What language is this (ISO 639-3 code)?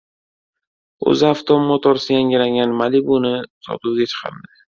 uzb